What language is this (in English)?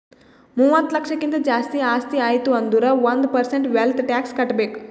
Kannada